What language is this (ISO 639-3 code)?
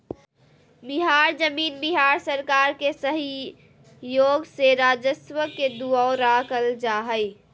mag